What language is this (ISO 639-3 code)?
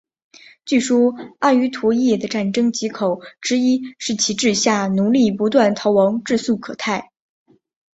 zho